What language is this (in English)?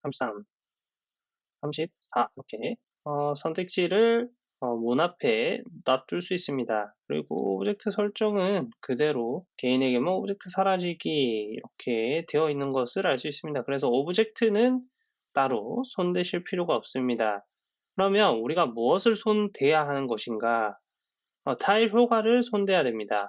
Korean